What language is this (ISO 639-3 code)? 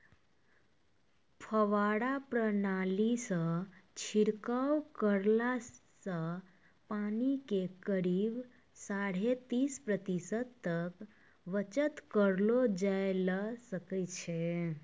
mai